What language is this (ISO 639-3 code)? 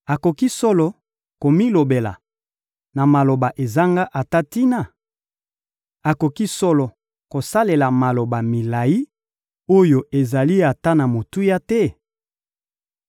lin